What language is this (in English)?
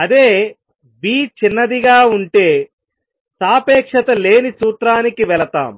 Telugu